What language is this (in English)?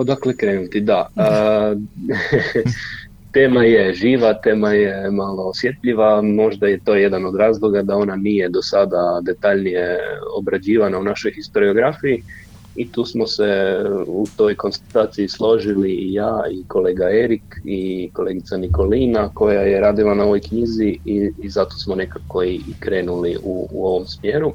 Croatian